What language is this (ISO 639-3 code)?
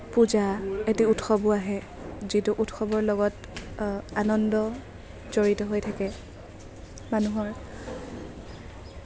asm